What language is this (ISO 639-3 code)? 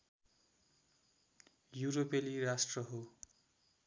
nep